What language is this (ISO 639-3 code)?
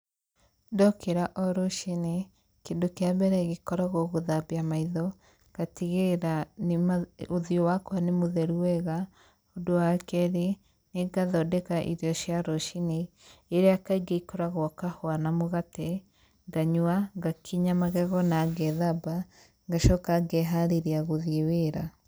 kik